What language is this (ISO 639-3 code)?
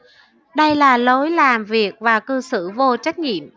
vie